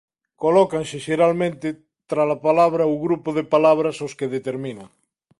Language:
Galician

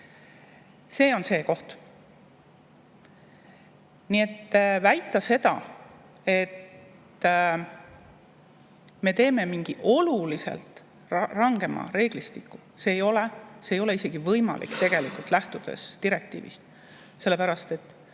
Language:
Estonian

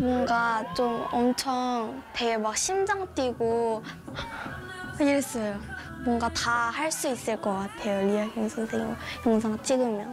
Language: Korean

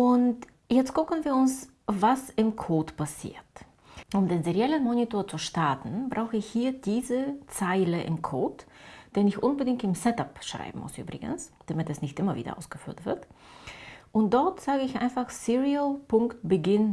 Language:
German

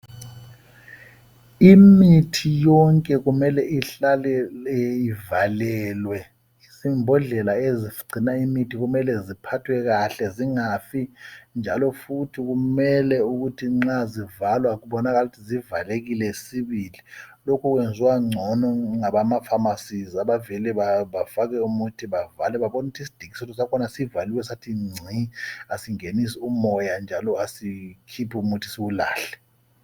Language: North Ndebele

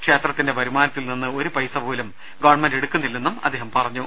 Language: Malayalam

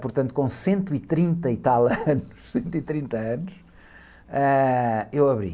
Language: Portuguese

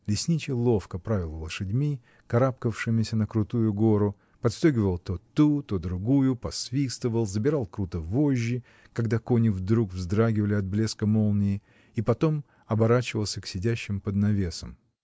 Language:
Russian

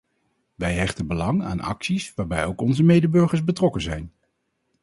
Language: Dutch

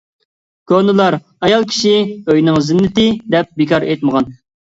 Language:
Uyghur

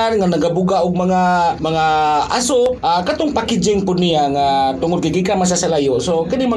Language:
Filipino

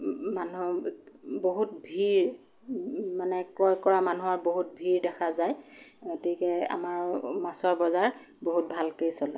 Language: Assamese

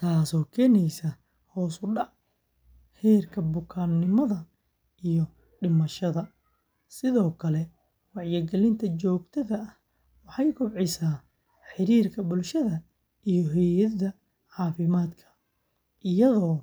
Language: Somali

